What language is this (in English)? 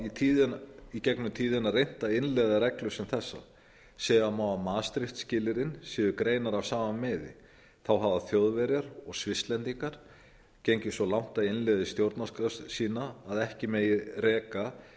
Icelandic